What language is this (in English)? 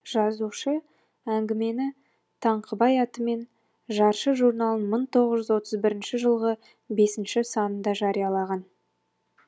Kazakh